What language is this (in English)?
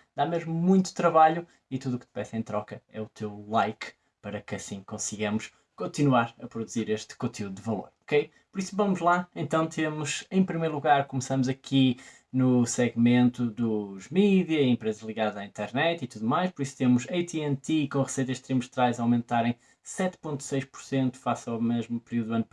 Portuguese